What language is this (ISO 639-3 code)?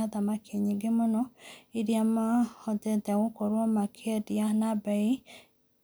kik